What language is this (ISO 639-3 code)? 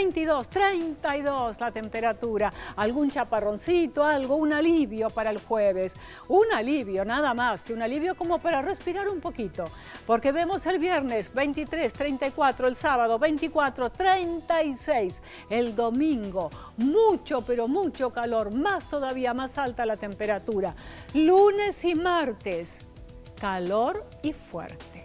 spa